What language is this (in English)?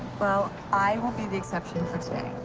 English